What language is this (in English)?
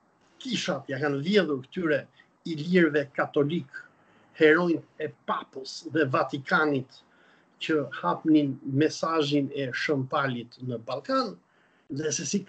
Romanian